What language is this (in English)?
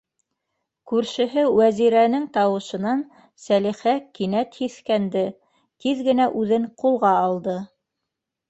Bashkir